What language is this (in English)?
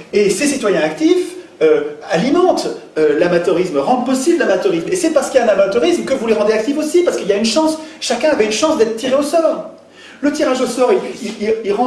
French